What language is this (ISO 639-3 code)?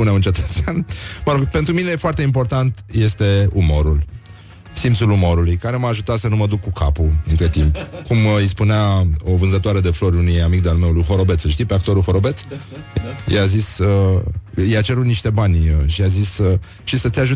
ron